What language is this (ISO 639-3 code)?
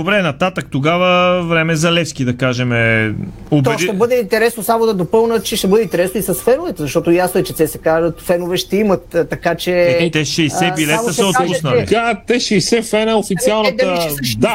bul